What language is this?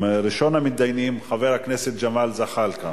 Hebrew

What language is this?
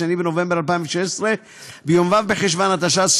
Hebrew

